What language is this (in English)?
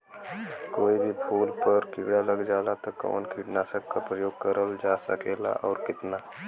Bhojpuri